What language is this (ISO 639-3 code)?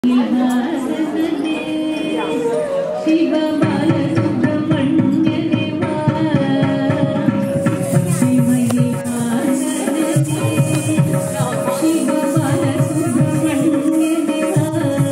ara